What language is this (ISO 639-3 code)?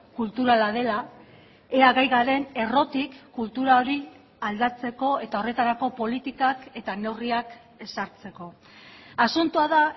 eus